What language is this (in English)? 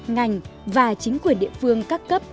Vietnamese